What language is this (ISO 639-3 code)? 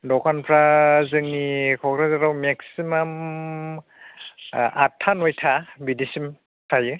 brx